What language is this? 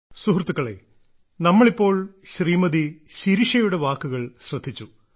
Malayalam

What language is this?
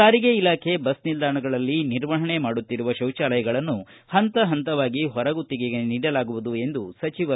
Kannada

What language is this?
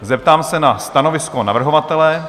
Czech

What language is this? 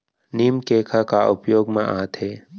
Chhattisgarhi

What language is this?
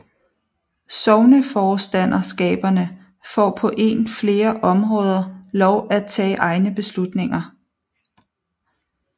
Danish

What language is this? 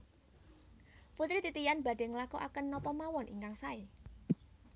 Javanese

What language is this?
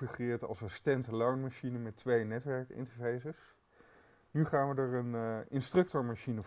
Dutch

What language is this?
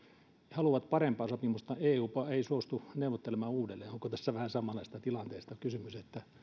Finnish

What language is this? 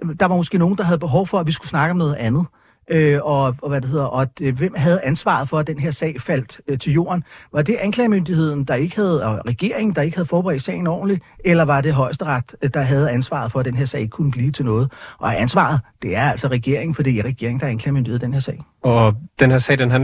Danish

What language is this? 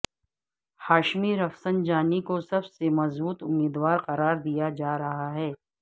Urdu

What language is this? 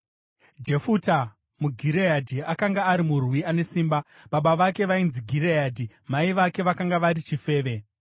Shona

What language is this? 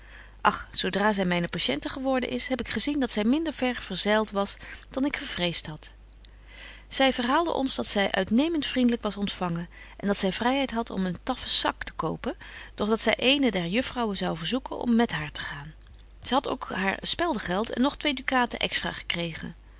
Dutch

